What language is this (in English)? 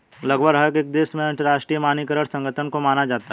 Hindi